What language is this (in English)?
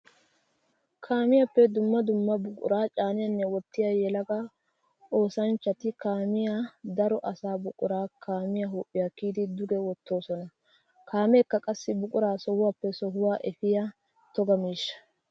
Wolaytta